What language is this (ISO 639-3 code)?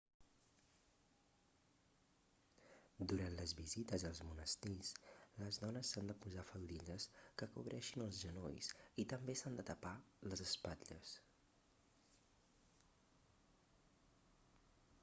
cat